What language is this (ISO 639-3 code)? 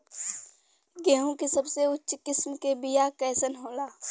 bho